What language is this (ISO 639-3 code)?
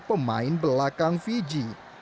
ind